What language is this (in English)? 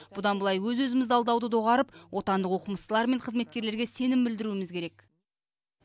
Kazakh